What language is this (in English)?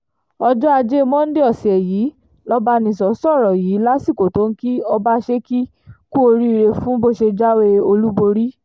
Yoruba